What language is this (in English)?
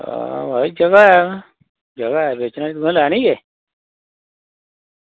Dogri